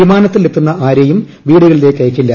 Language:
Malayalam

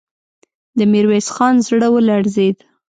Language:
Pashto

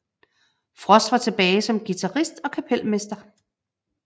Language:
Danish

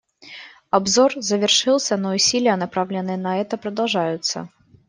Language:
Russian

